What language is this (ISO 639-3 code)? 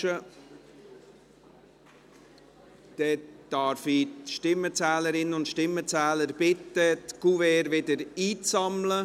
gsw